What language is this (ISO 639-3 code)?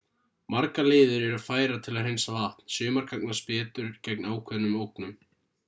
isl